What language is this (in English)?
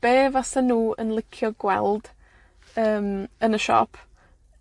Welsh